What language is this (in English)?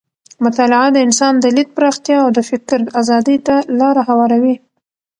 Pashto